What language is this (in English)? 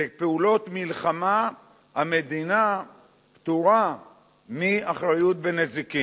Hebrew